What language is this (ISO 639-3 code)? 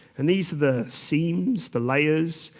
eng